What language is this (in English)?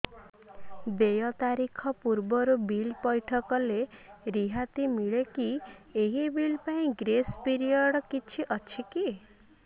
Odia